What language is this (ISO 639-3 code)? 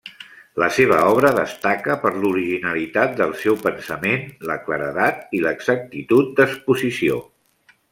cat